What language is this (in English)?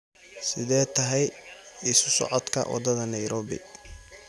Somali